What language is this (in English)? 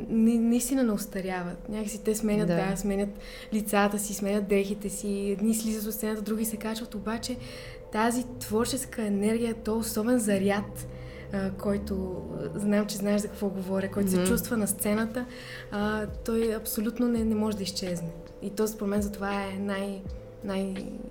Bulgarian